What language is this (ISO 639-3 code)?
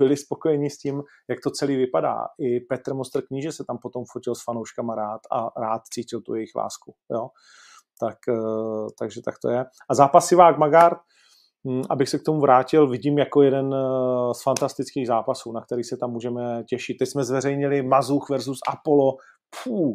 ces